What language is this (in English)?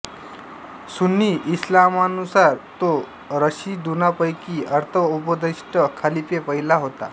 Marathi